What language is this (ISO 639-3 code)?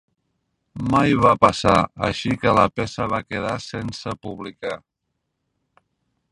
cat